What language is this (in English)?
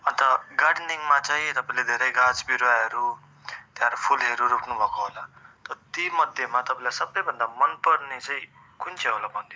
Nepali